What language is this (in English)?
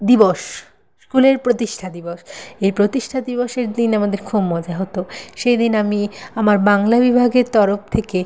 Bangla